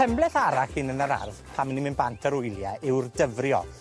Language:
Welsh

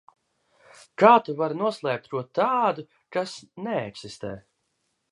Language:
Latvian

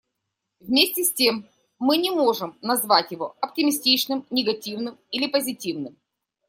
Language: Russian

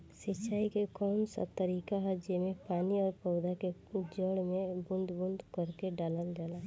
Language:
Bhojpuri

